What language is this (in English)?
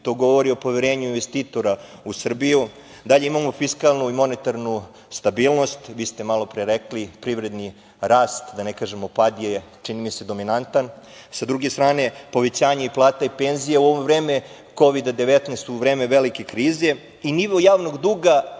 Serbian